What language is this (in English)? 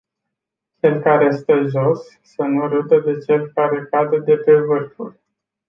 Romanian